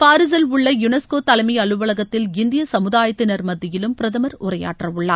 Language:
Tamil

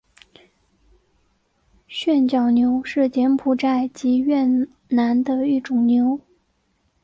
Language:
Chinese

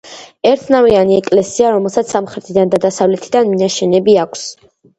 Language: Georgian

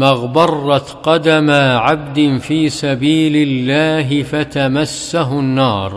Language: Arabic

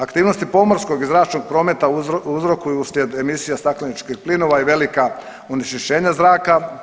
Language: Croatian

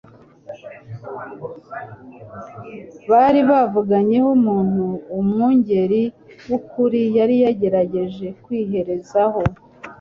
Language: Kinyarwanda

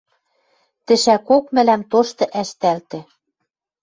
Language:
Western Mari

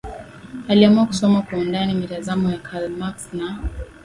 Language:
Swahili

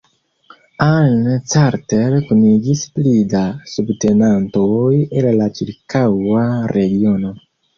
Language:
Esperanto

